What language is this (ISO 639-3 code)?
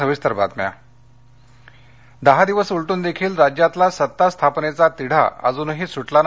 mar